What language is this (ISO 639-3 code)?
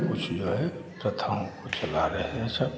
hin